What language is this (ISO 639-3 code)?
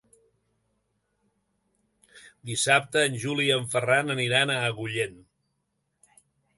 cat